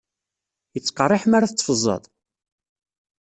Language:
Kabyle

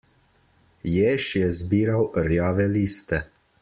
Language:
Slovenian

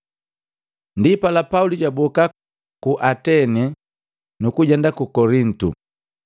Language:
Matengo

